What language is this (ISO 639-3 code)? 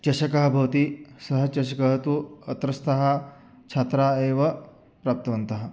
san